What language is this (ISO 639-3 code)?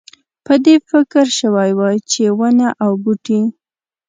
pus